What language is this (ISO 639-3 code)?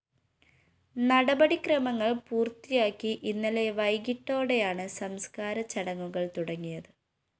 mal